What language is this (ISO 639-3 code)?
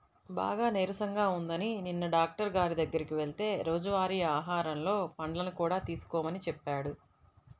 tel